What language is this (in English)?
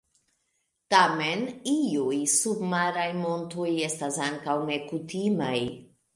Esperanto